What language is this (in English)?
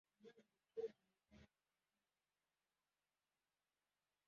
Kinyarwanda